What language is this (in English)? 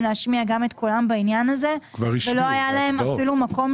Hebrew